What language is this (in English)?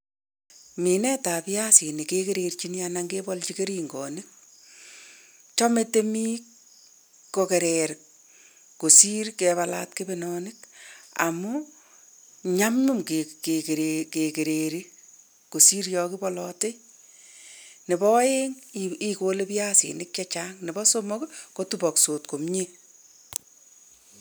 Kalenjin